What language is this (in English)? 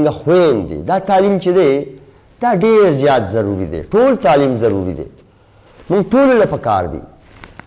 Romanian